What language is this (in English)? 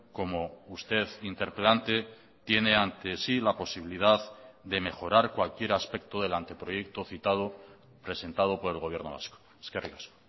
Spanish